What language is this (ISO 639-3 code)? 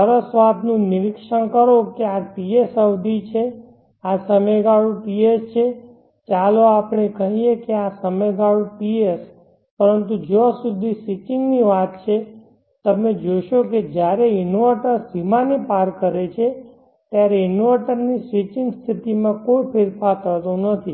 guj